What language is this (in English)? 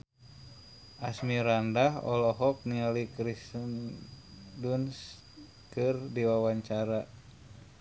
Sundanese